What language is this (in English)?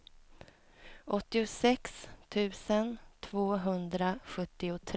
Swedish